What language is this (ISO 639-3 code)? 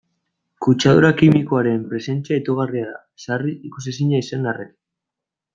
eus